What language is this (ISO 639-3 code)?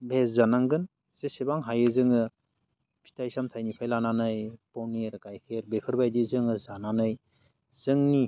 brx